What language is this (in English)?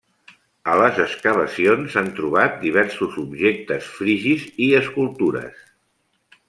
Catalan